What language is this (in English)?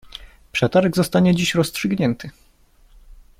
Polish